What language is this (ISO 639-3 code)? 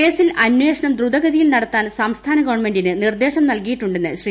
mal